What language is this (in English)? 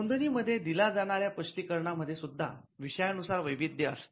Marathi